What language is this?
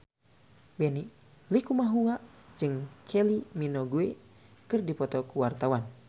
Sundanese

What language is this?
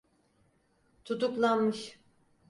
Turkish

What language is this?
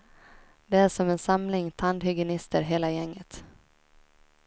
Swedish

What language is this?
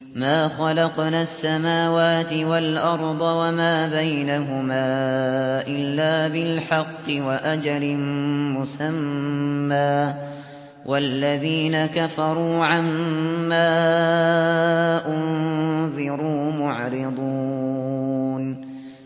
Arabic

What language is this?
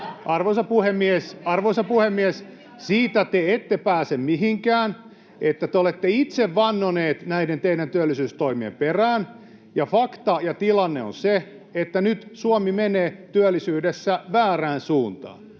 Finnish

